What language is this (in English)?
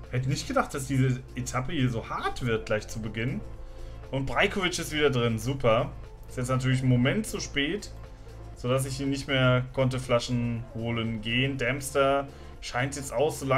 German